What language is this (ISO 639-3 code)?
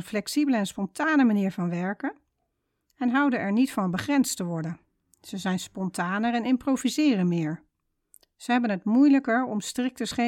nld